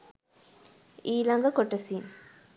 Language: Sinhala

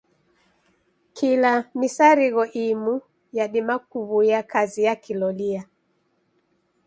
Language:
Taita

